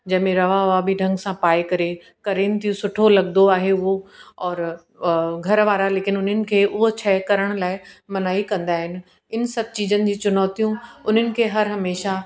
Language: Sindhi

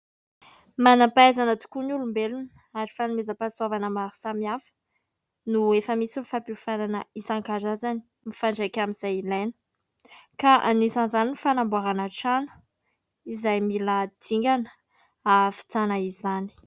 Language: Malagasy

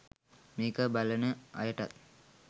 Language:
Sinhala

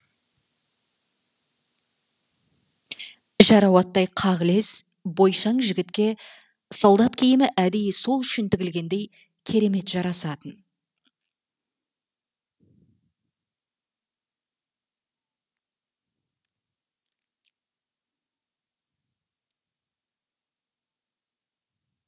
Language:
Kazakh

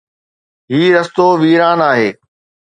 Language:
Sindhi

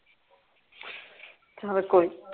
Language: Punjabi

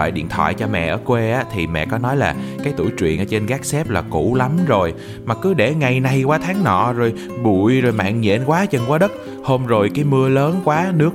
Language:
Vietnamese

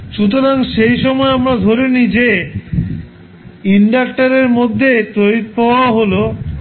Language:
Bangla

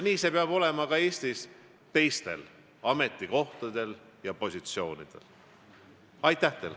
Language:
Estonian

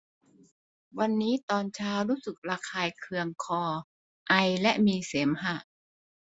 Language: Thai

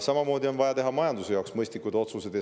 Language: Estonian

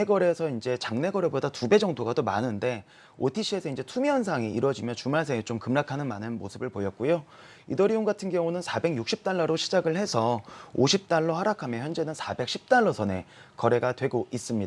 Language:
Korean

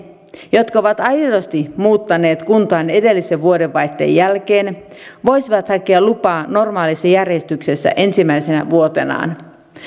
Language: Finnish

